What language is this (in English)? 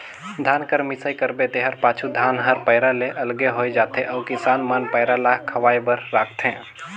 Chhattisgarhi